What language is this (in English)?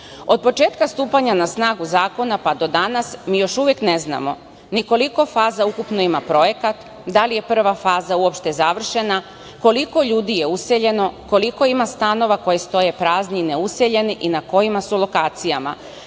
Serbian